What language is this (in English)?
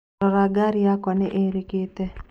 Kikuyu